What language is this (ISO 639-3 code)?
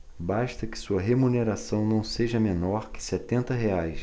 por